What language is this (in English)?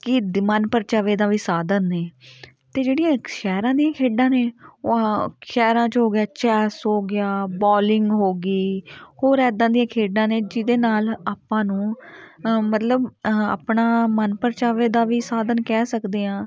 Punjabi